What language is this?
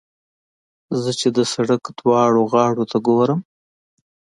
Pashto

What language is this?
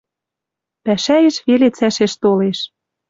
Western Mari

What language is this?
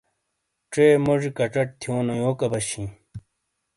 Shina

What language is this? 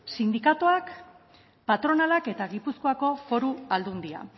Basque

